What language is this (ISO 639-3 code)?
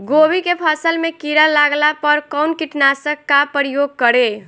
bho